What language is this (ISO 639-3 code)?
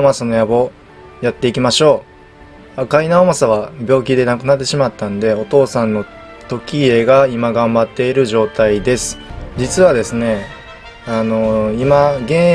jpn